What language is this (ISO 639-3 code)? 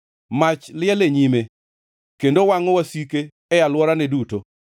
luo